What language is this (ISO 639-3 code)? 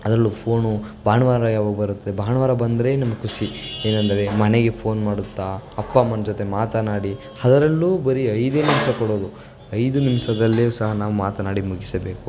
kan